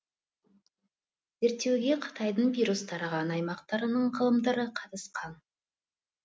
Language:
Kazakh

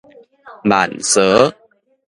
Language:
Min Nan Chinese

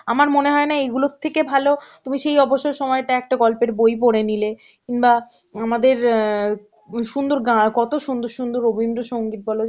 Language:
Bangla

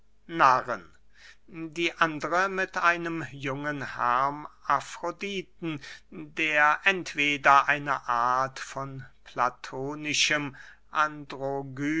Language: German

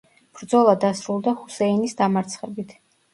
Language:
Georgian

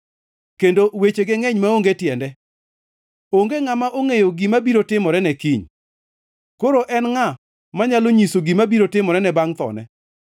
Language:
Luo (Kenya and Tanzania)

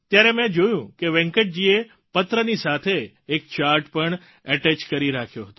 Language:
Gujarati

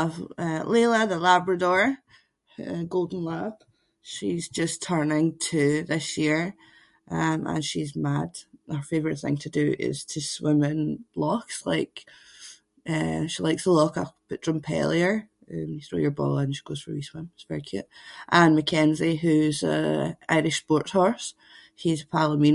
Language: Scots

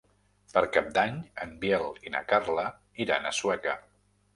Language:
Catalan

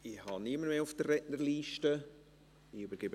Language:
Swiss German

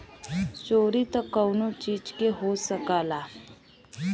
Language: Bhojpuri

